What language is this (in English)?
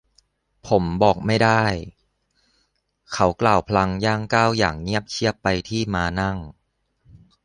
Thai